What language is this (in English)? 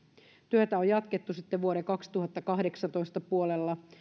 Finnish